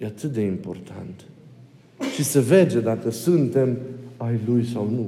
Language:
Romanian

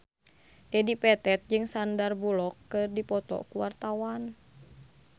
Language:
Sundanese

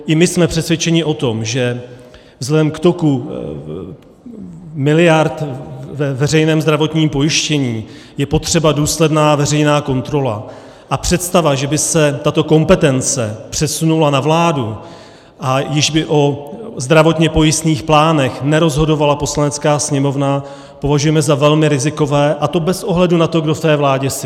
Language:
Czech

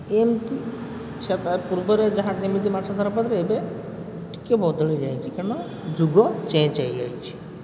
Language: Odia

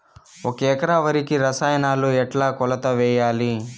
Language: Telugu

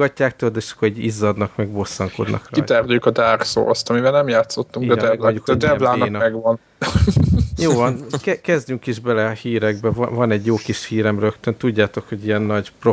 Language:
Hungarian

